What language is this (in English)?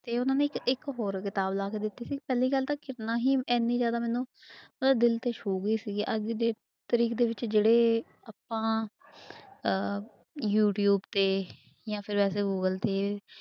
Punjabi